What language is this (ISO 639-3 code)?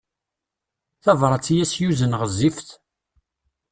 kab